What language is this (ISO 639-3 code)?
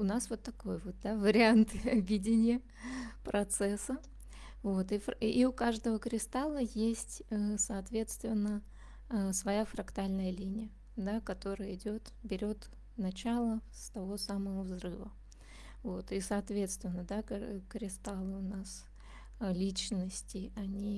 rus